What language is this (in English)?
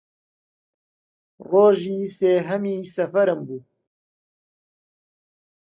Central Kurdish